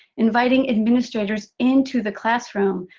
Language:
English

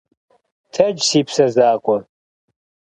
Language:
Kabardian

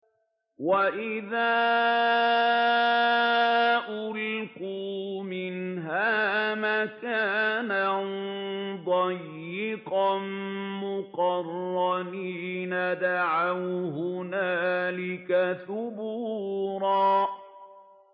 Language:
Arabic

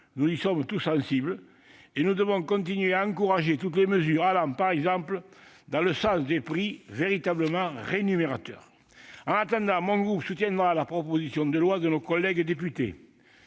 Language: French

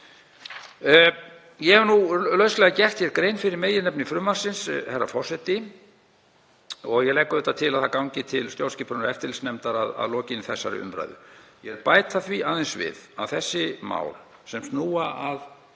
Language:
Icelandic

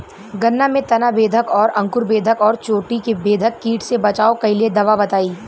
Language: Bhojpuri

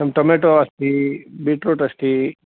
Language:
Sanskrit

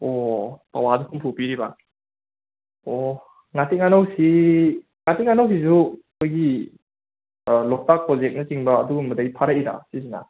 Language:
Manipuri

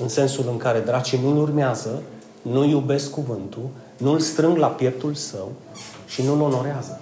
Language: Romanian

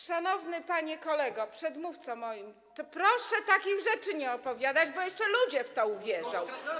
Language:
Polish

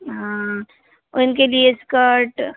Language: Hindi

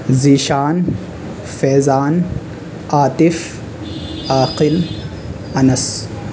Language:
Urdu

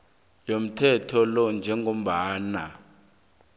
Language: South Ndebele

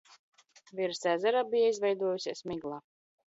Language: Latvian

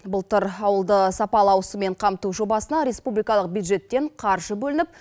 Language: Kazakh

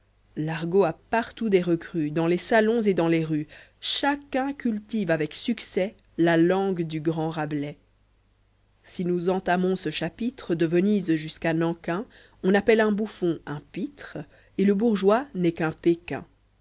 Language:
French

